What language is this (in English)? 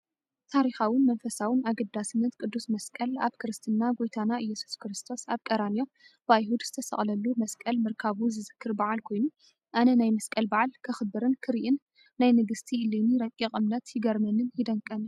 Tigrinya